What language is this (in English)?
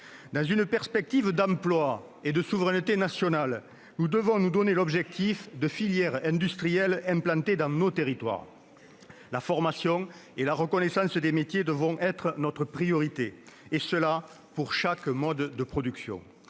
French